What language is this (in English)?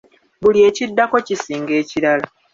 Ganda